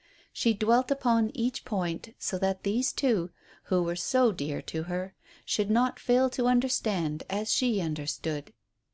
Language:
English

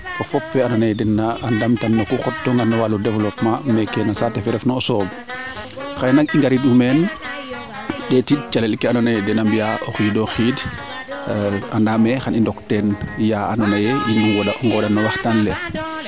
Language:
Serer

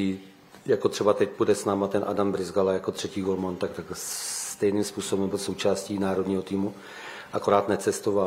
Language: Czech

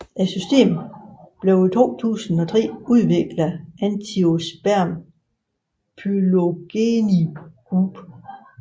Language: Danish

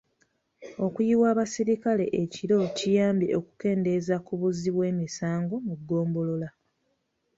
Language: Ganda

